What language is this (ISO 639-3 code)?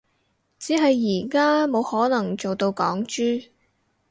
yue